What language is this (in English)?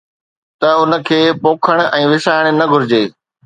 Sindhi